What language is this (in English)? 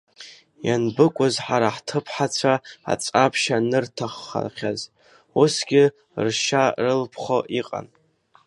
Abkhazian